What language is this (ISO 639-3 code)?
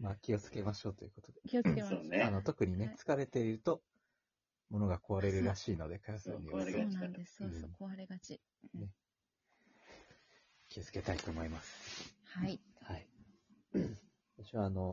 jpn